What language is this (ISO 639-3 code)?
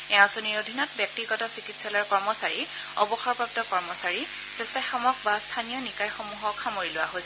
asm